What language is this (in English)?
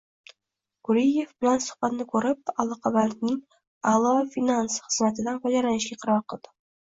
Uzbek